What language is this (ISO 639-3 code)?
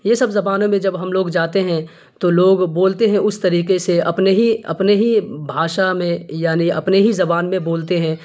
urd